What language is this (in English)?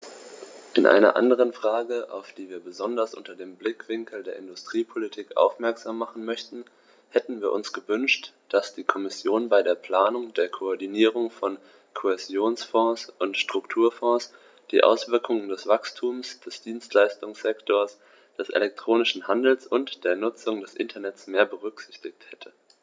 German